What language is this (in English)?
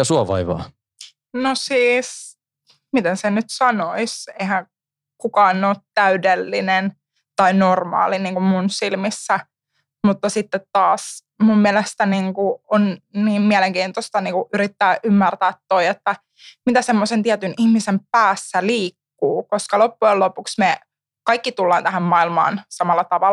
Finnish